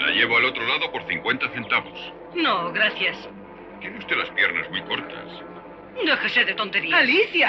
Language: Spanish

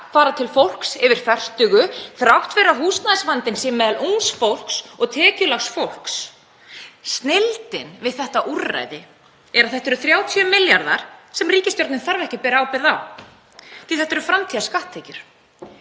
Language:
Icelandic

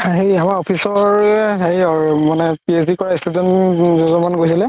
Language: Assamese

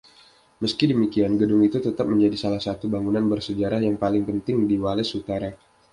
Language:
Indonesian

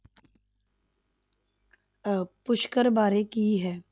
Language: Punjabi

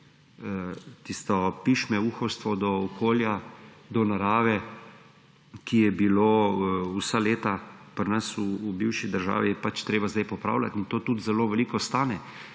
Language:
Slovenian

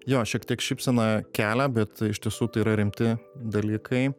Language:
Lithuanian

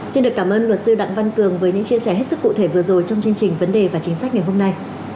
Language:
Vietnamese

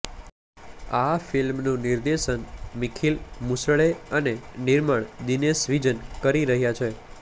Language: Gujarati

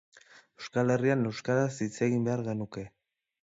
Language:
Basque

